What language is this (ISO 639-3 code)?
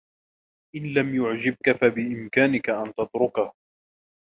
ara